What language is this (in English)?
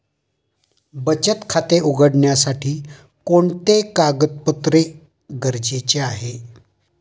Marathi